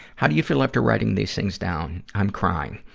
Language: English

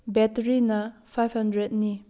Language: Manipuri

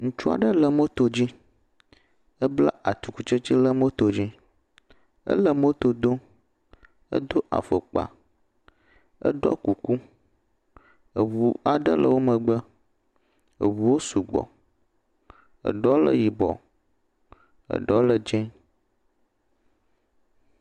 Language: Ewe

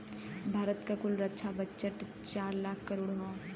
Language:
Bhojpuri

